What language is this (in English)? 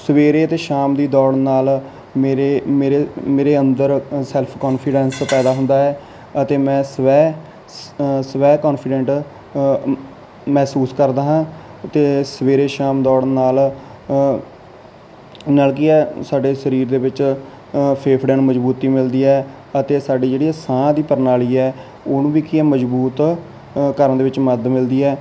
Punjabi